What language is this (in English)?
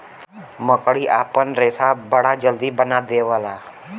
Bhojpuri